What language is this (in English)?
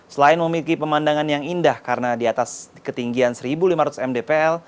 Indonesian